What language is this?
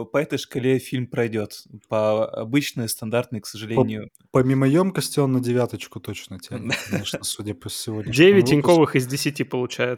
Russian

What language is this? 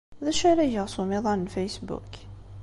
Kabyle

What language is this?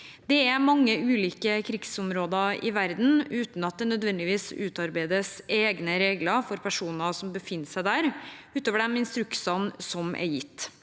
Norwegian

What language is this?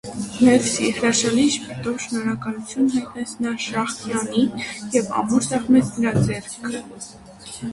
Armenian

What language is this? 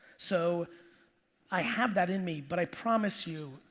English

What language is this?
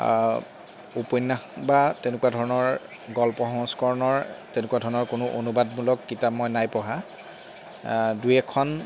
Assamese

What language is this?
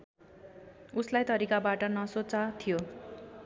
Nepali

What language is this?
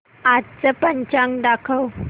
Marathi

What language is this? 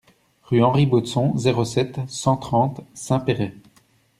French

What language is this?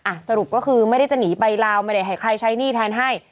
Thai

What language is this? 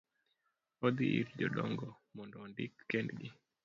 Luo (Kenya and Tanzania)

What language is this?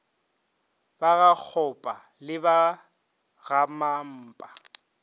Northern Sotho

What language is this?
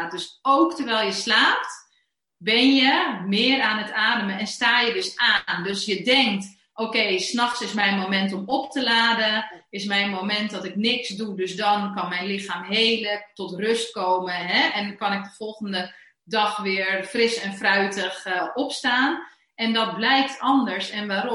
Dutch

